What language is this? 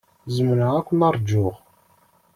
Kabyle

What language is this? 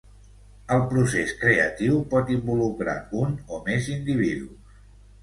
Catalan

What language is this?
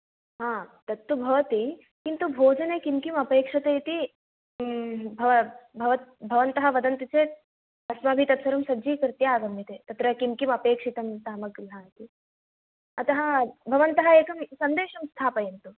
Sanskrit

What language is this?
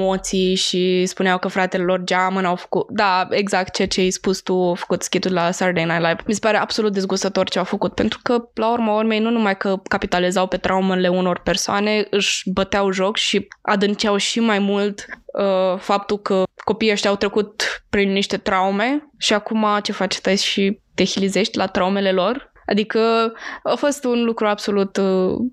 Romanian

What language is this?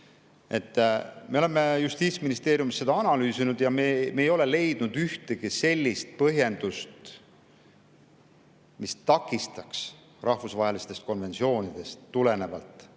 Estonian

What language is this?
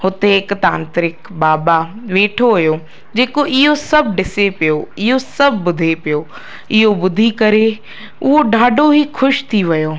Sindhi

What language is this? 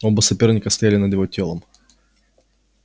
Russian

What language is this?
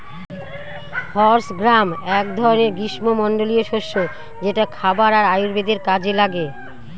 Bangla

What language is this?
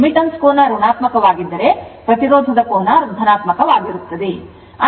Kannada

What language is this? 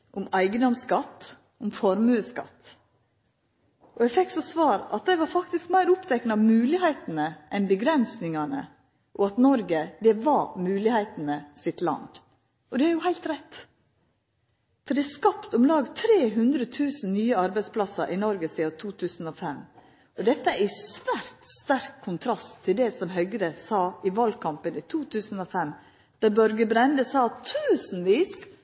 Norwegian Nynorsk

